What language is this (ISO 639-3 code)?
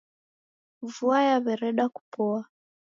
dav